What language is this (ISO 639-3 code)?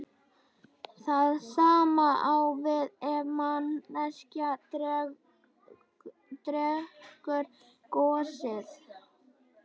isl